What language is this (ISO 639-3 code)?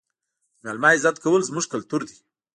pus